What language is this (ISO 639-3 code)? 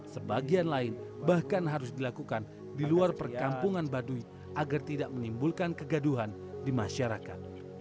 ind